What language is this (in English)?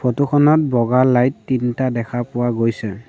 Assamese